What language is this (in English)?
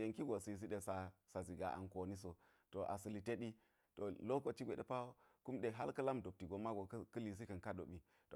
Geji